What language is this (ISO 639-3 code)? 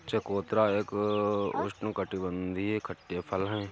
hin